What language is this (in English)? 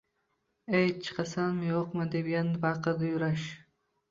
Uzbek